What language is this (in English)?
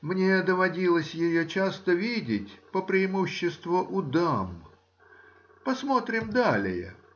Russian